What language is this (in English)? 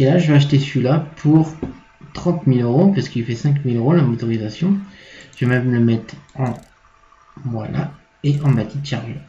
French